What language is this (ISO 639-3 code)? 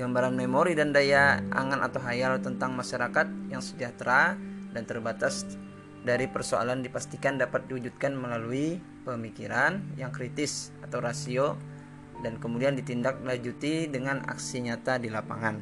ind